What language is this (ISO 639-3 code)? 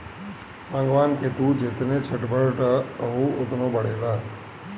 bho